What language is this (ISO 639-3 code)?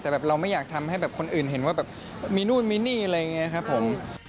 tha